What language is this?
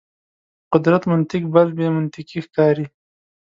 Pashto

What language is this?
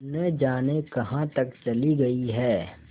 Hindi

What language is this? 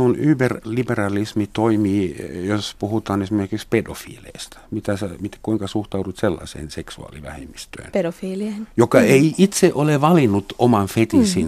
Finnish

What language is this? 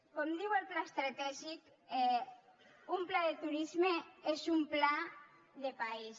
Catalan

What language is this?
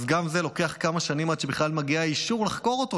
Hebrew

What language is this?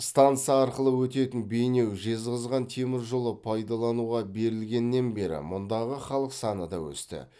Kazakh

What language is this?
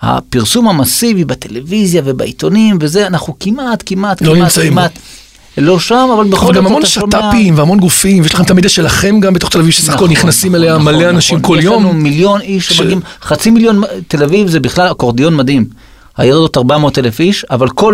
Hebrew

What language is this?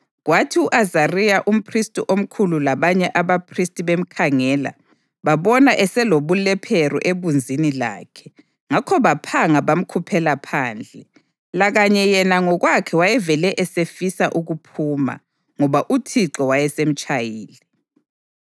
North Ndebele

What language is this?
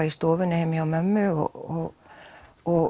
Icelandic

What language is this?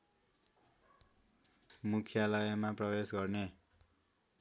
Nepali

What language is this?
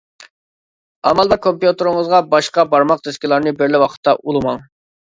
Uyghur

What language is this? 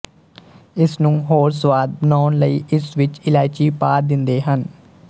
Punjabi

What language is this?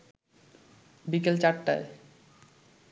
Bangla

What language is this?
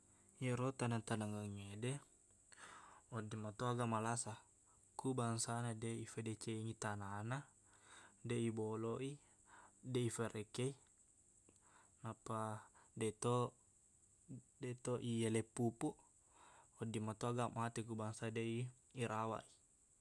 Buginese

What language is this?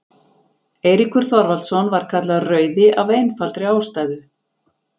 Icelandic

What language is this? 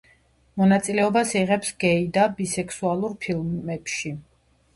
Georgian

